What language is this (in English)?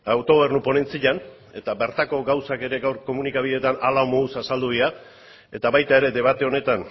Basque